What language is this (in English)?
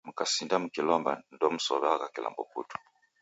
Taita